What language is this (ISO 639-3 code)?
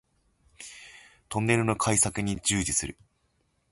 jpn